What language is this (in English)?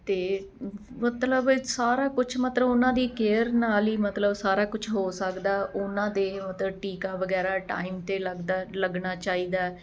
Punjabi